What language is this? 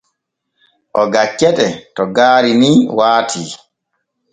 Borgu Fulfulde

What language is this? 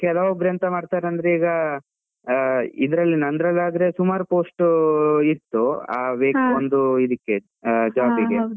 Kannada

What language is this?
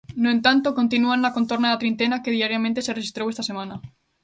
Galician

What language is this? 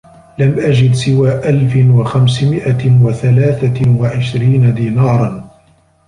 Arabic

